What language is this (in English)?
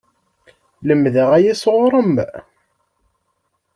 Kabyle